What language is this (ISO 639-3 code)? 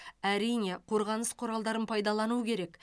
kaz